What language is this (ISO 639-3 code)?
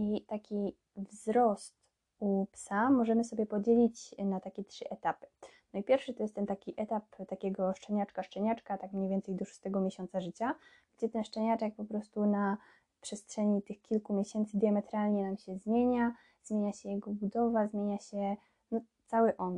pol